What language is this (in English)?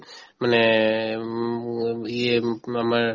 Assamese